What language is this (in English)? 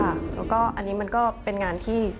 Thai